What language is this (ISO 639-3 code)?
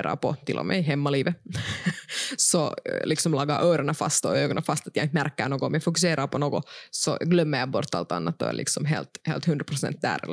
swe